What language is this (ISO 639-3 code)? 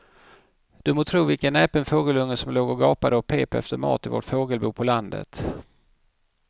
swe